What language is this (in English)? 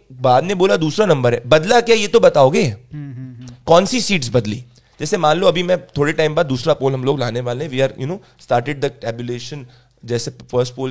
Hindi